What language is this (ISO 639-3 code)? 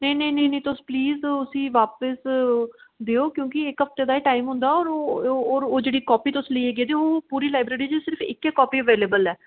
doi